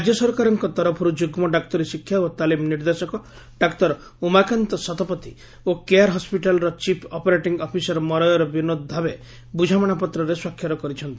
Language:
Odia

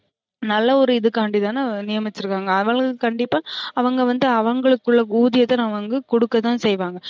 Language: Tamil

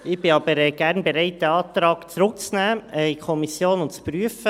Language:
Swiss German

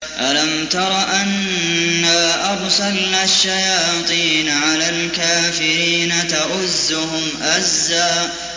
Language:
Arabic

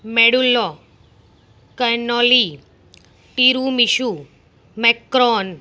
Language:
Gujarati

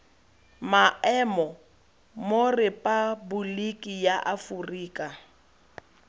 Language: Tswana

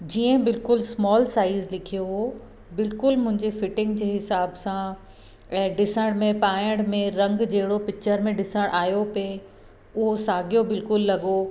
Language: Sindhi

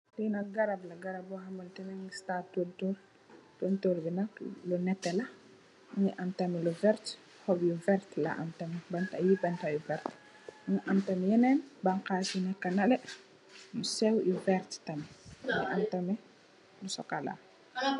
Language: Wolof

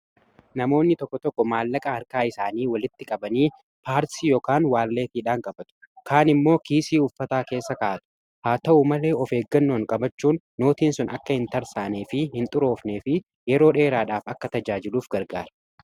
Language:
Oromo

